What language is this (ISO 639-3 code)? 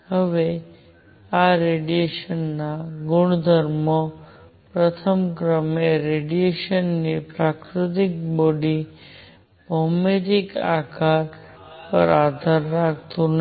guj